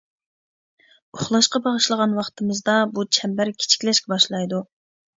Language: Uyghur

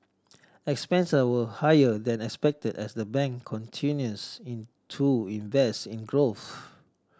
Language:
English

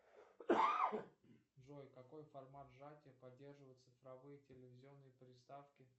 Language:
Russian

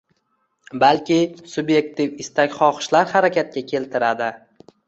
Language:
Uzbek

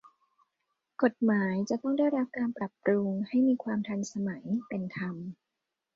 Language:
Thai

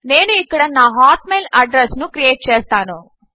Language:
Telugu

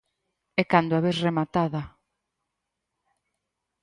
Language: Galician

